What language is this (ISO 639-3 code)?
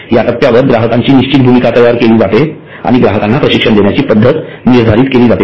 mar